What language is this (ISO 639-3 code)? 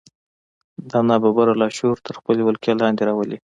pus